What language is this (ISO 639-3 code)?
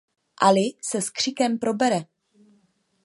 ces